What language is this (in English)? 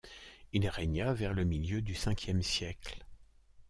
French